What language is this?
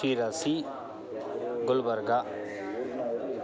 Sanskrit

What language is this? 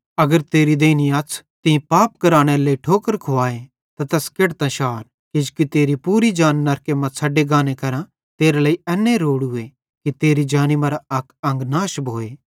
Bhadrawahi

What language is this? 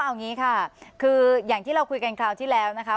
Thai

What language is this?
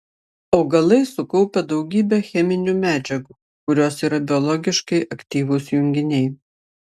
Lithuanian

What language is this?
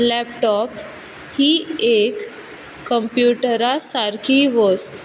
Konkani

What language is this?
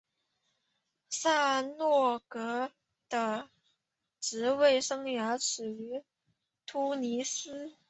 Chinese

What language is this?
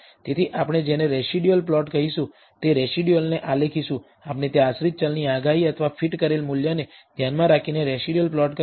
Gujarati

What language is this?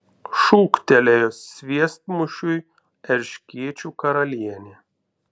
Lithuanian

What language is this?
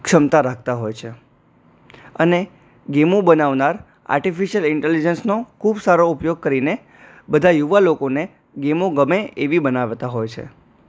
Gujarati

